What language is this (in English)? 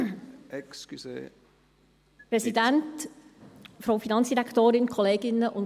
Swiss German